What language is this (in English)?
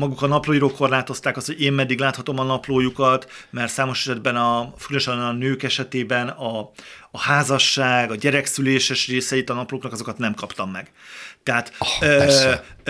Hungarian